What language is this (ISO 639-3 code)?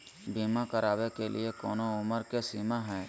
mag